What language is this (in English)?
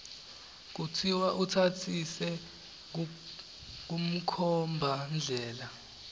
Swati